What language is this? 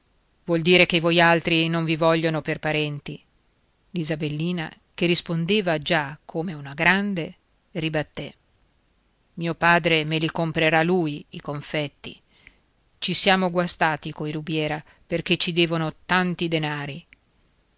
Italian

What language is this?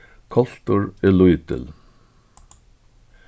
Faroese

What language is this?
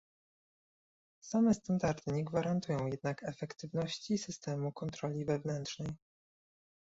Polish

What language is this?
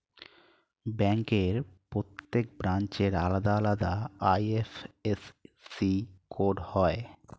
Bangla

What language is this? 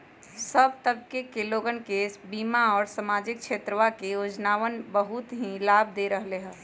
Magahi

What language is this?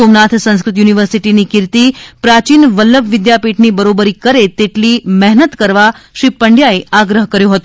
Gujarati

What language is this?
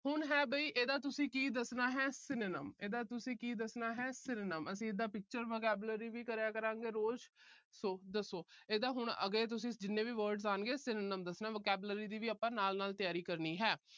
Punjabi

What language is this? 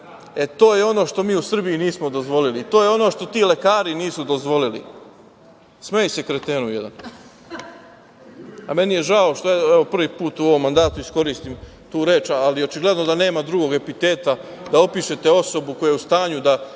Serbian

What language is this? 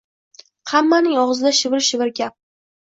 Uzbek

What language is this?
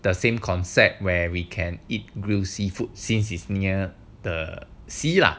English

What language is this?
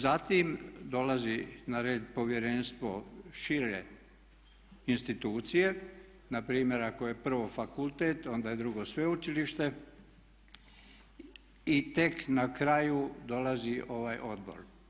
Croatian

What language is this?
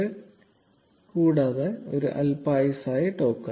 Malayalam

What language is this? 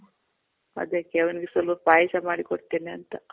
Kannada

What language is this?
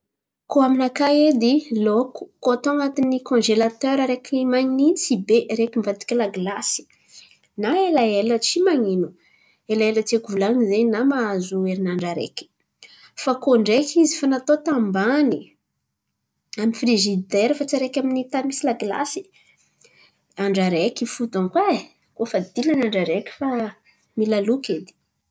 Antankarana Malagasy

